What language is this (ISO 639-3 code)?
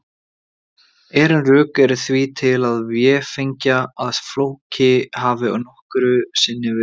isl